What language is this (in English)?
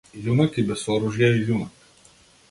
Macedonian